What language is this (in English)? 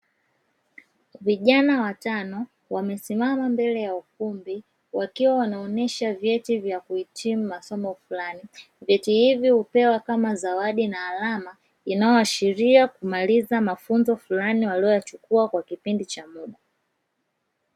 Swahili